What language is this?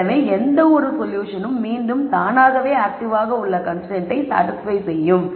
Tamil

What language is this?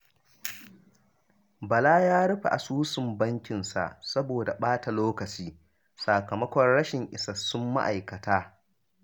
Hausa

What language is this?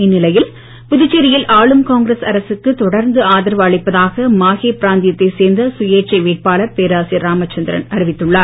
Tamil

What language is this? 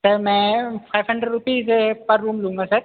Hindi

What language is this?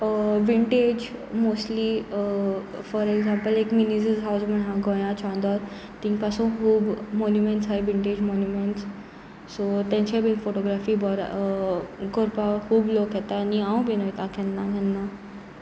Konkani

